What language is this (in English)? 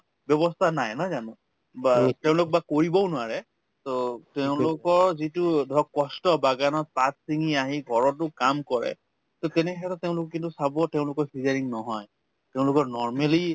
Assamese